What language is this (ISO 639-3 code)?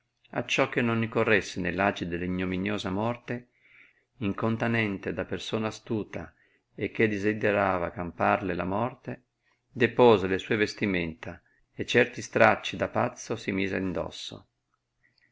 ita